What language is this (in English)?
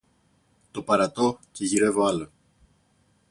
Greek